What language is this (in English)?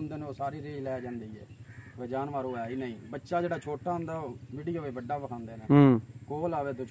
Punjabi